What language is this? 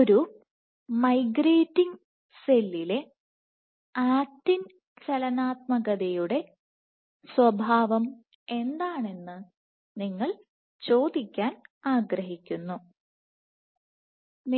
Malayalam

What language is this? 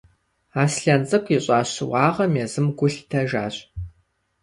Kabardian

